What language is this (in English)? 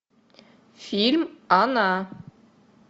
Russian